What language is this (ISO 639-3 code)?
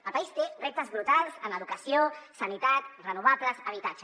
cat